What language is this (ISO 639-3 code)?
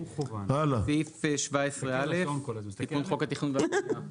heb